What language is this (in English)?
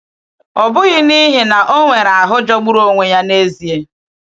Igbo